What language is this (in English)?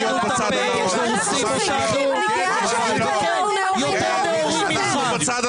Hebrew